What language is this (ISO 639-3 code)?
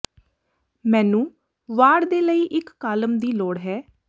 pan